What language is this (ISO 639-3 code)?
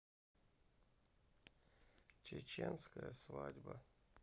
rus